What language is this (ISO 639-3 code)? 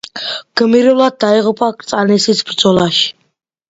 kat